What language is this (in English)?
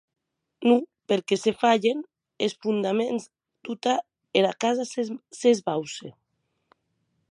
Occitan